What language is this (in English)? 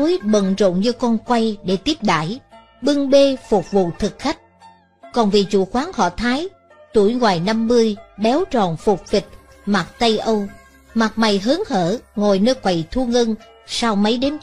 Vietnamese